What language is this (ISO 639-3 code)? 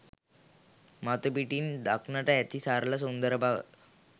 sin